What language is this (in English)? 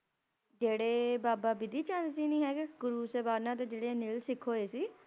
Punjabi